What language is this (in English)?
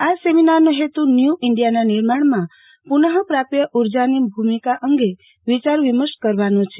Gujarati